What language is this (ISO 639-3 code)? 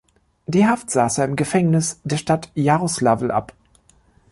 deu